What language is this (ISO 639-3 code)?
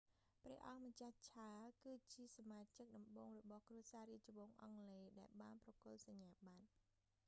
khm